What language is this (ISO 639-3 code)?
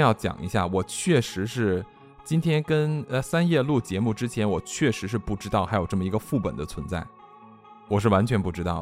zho